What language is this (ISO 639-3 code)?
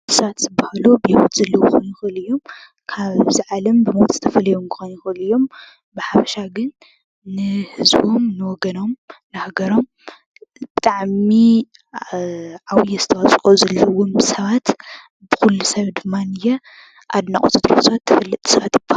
tir